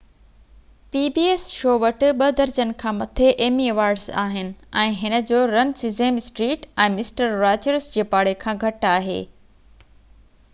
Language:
Sindhi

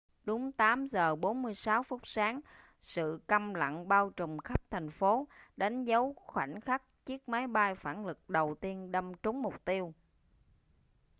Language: Vietnamese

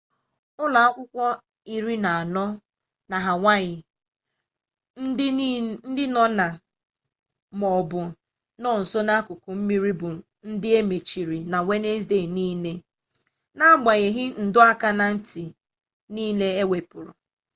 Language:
Igbo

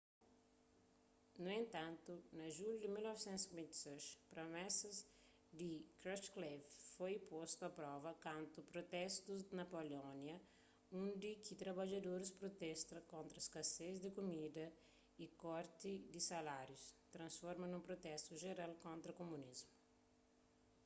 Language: Kabuverdianu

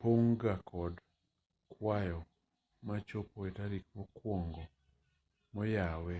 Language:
Luo (Kenya and Tanzania)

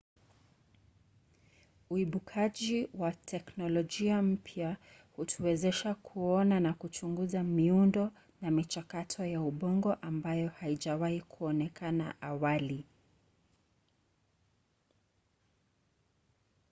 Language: Swahili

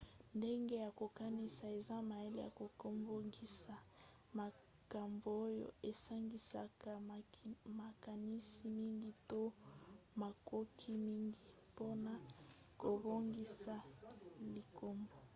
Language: Lingala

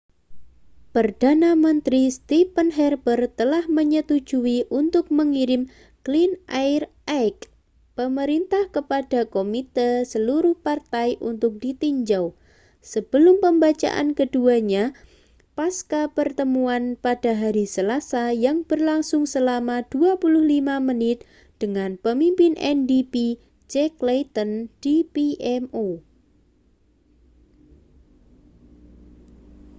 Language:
Indonesian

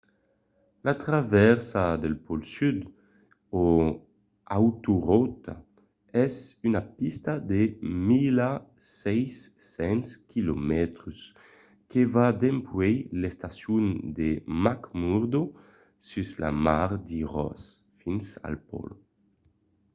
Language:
Occitan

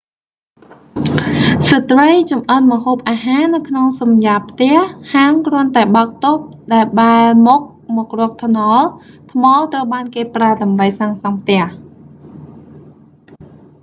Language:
Khmer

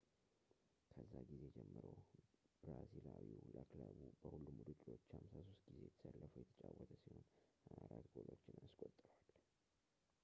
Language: Amharic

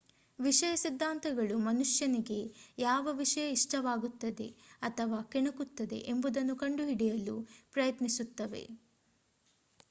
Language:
Kannada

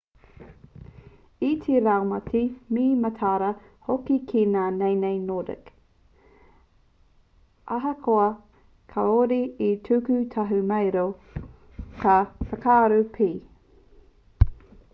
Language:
Māori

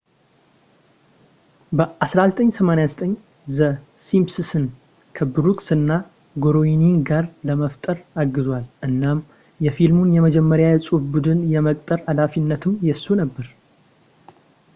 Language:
Amharic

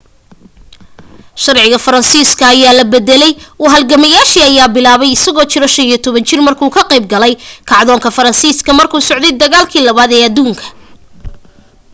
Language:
Somali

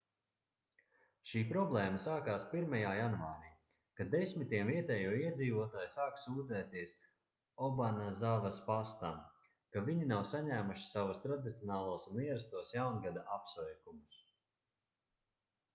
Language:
Latvian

